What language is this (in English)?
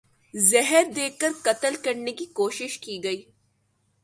Urdu